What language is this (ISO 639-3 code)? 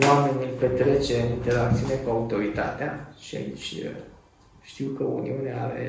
ron